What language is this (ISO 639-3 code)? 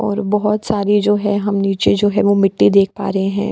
hin